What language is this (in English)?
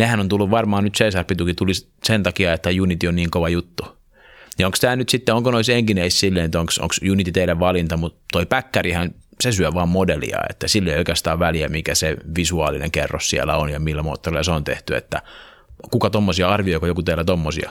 Finnish